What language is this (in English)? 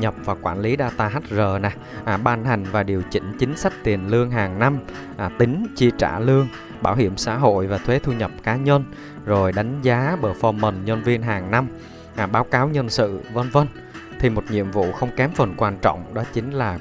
Vietnamese